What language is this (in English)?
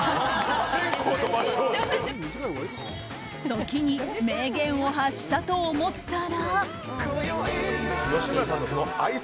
Japanese